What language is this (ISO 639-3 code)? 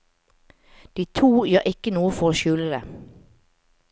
nor